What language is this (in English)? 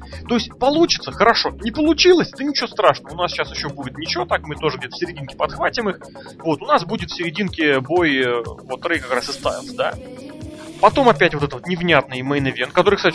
Russian